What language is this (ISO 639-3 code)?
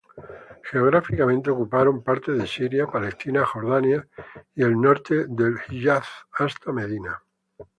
spa